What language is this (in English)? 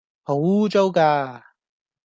Cantonese